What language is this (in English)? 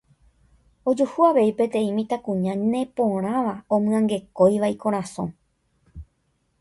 Guarani